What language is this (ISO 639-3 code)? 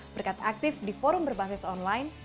ind